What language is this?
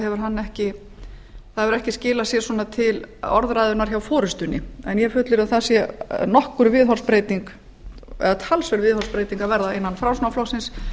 Icelandic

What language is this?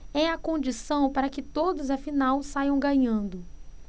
Portuguese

